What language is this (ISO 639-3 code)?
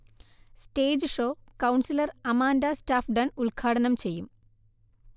mal